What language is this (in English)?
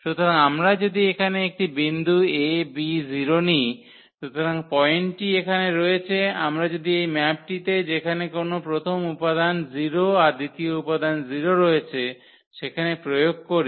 Bangla